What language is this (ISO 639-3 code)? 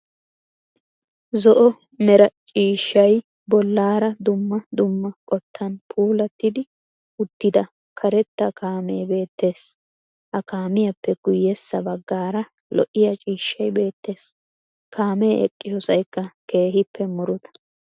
wal